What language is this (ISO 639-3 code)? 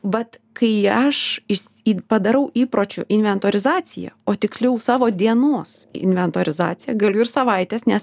lit